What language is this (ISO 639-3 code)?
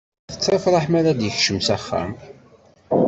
kab